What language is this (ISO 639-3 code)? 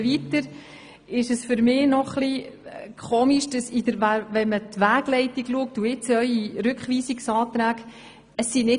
gsw